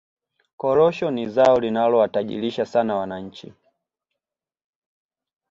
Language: Swahili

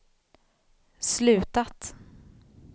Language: Swedish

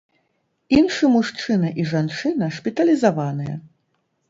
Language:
Belarusian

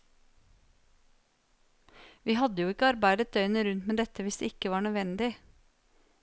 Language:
Norwegian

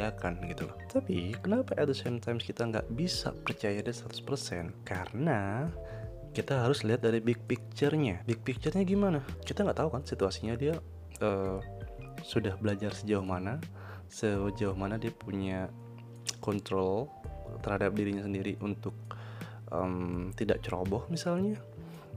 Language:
Indonesian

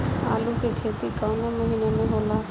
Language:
Bhojpuri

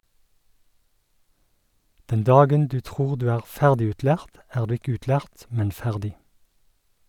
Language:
Norwegian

